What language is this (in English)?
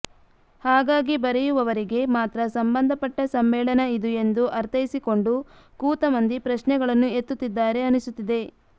Kannada